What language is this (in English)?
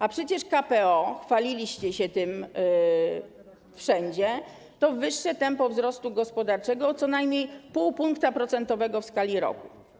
Polish